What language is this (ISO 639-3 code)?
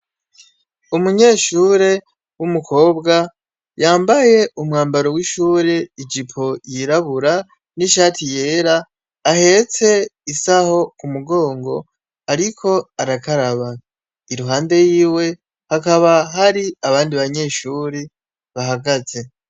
run